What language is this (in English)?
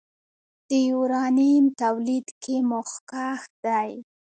Pashto